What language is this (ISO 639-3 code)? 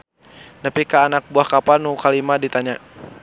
sun